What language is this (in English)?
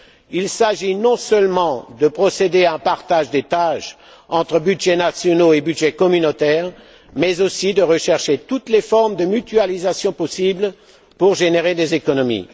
French